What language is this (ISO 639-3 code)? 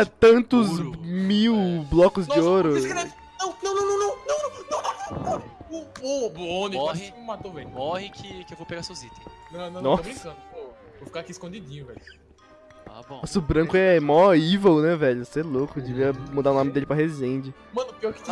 por